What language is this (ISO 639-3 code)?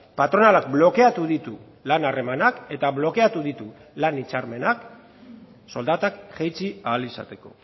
eus